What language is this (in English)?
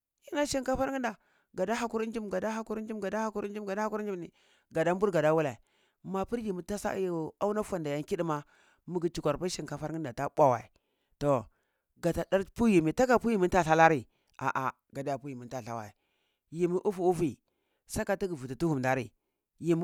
Cibak